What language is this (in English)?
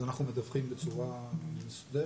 Hebrew